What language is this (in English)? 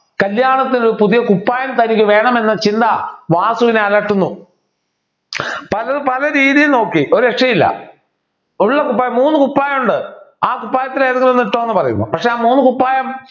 Malayalam